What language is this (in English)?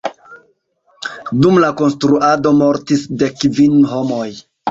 Esperanto